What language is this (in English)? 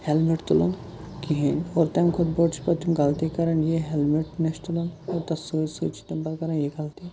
Kashmiri